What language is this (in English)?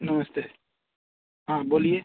Hindi